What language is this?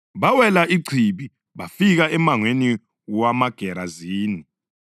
North Ndebele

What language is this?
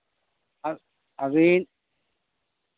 Santali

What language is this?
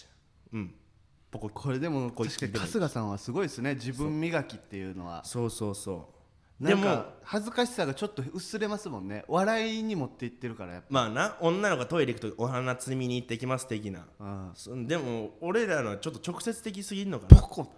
Japanese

